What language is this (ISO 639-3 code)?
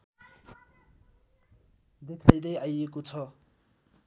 nep